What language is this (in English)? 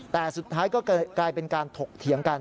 Thai